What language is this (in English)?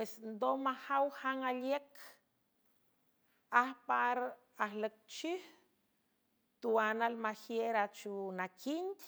San Francisco Del Mar Huave